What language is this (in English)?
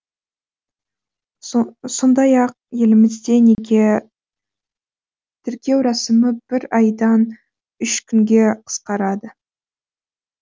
Kazakh